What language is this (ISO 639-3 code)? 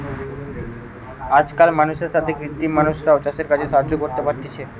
ben